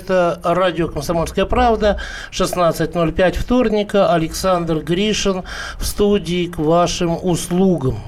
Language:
Russian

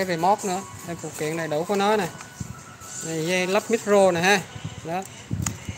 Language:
Vietnamese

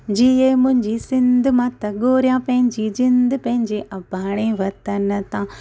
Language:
Sindhi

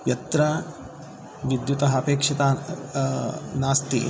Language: Sanskrit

